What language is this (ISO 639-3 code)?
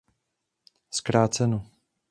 ces